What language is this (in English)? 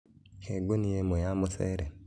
Kikuyu